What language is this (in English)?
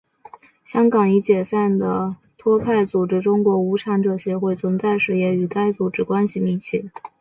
Chinese